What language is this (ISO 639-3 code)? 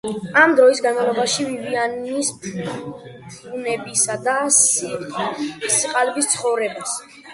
kat